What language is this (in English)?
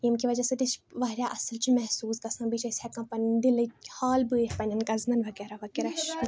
Kashmiri